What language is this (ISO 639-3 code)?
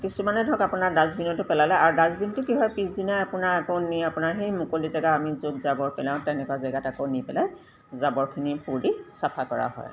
asm